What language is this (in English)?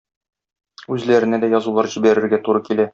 Tatar